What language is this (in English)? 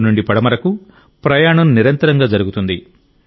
Telugu